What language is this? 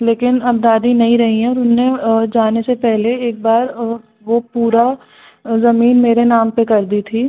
Hindi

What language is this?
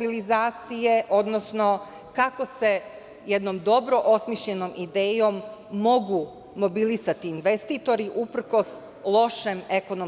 Serbian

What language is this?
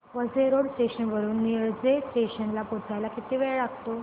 Marathi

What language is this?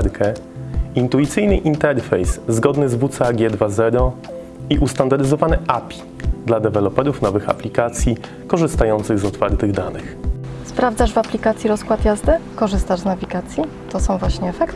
Polish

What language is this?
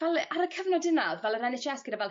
Welsh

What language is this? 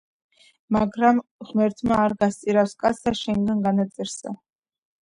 Georgian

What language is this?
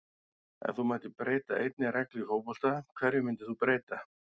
Icelandic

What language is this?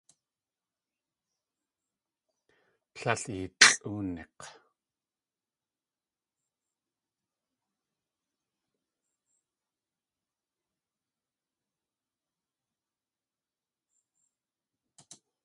Tlingit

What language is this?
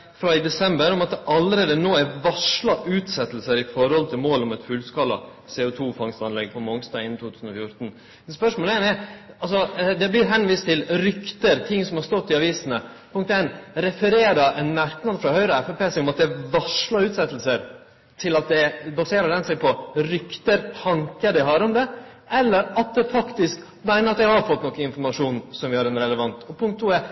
Norwegian Nynorsk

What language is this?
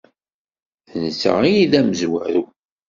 Kabyle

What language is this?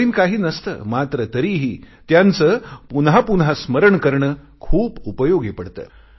Marathi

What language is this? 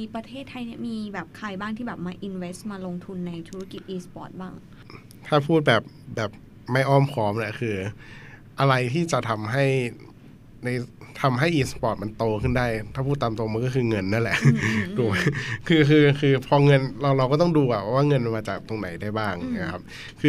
Thai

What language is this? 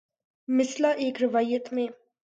Urdu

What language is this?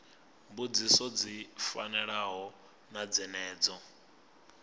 Venda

